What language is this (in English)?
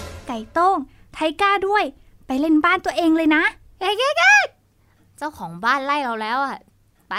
Thai